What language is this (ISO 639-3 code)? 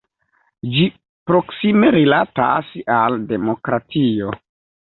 epo